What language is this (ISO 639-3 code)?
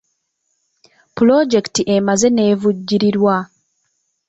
lug